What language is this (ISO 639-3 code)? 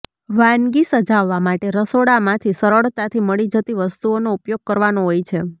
guj